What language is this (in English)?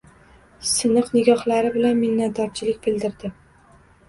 Uzbek